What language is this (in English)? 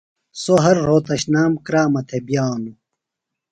Phalura